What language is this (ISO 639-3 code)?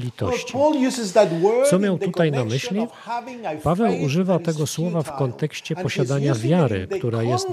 pol